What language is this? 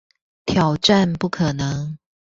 Chinese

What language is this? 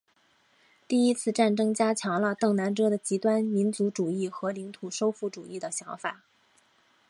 Chinese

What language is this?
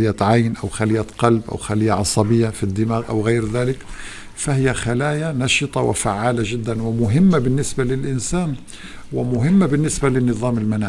Arabic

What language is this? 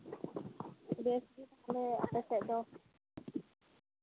Santali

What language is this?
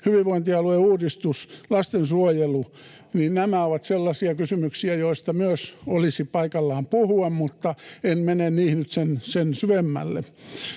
Finnish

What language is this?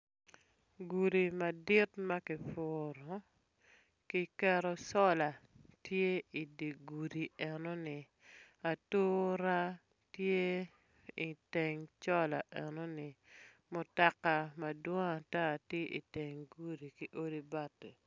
Acoli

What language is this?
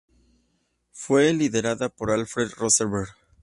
Spanish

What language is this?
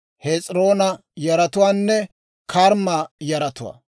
Dawro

